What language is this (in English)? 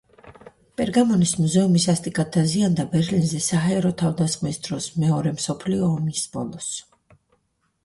Georgian